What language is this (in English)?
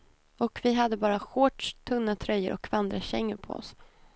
Swedish